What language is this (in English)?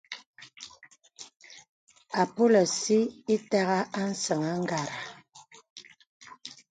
Bebele